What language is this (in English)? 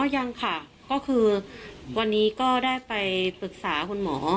Thai